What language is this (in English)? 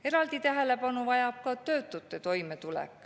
Estonian